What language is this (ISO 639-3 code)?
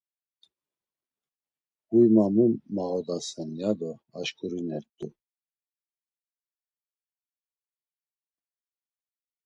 lzz